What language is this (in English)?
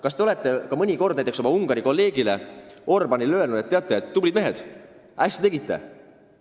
Estonian